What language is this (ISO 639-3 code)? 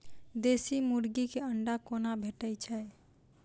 mai